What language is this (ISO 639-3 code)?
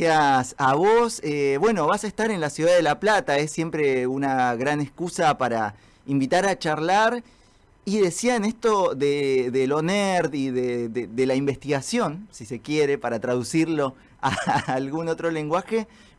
spa